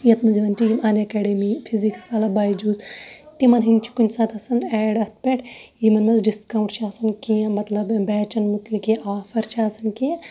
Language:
Kashmiri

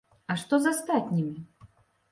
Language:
Belarusian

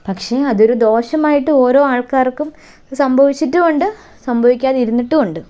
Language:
Malayalam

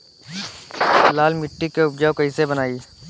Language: Bhojpuri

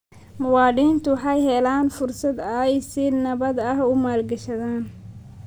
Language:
Somali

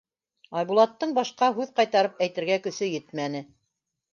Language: Bashkir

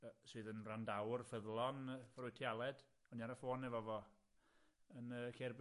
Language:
Welsh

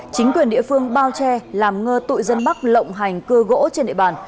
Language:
Vietnamese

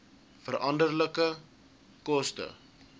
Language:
Afrikaans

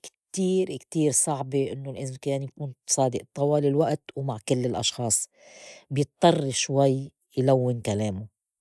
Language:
North Levantine Arabic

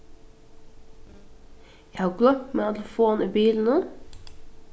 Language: Faroese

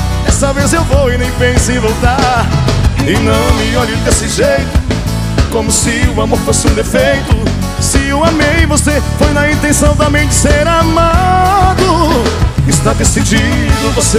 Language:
Portuguese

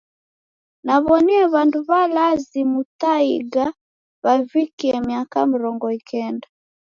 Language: Taita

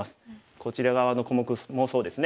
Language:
Japanese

